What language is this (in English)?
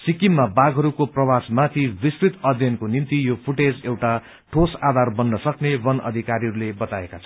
Nepali